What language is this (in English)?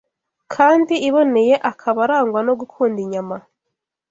Kinyarwanda